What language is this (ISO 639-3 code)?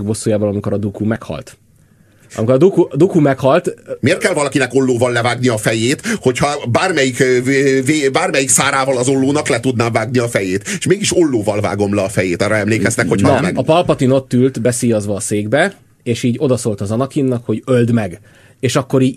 hun